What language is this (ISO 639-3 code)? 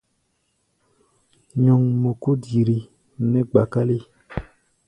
gba